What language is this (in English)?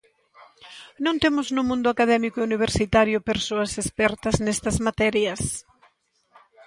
Galician